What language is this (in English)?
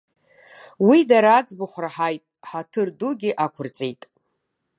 Abkhazian